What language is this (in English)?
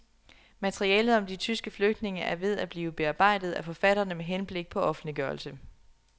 Danish